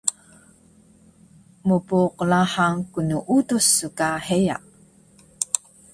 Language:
Taroko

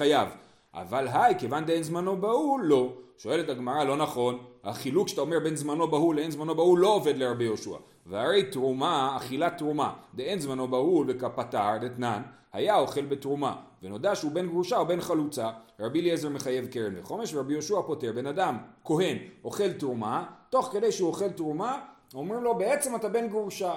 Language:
Hebrew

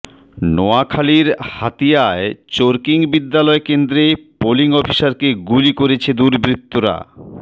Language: Bangla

